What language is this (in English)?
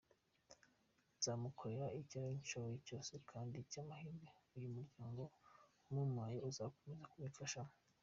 Kinyarwanda